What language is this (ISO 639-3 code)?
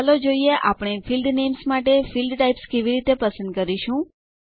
guj